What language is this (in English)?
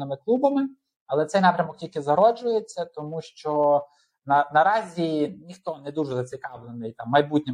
Ukrainian